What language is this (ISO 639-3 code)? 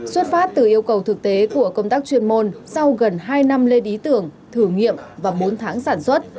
vie